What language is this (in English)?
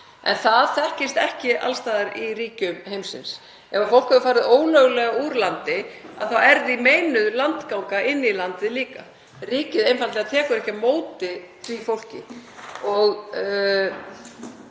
Icelandic